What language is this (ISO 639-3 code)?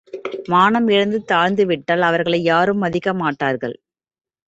tam